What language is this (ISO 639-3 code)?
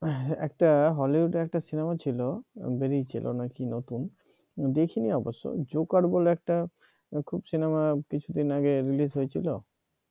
ben